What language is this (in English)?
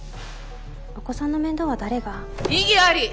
Japanese